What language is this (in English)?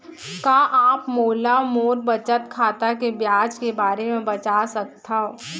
Chhattisgarhi